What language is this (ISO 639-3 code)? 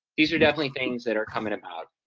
eng